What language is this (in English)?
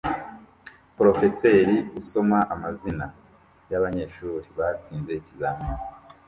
Kinyarwanda